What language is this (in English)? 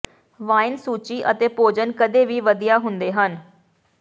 Punjabi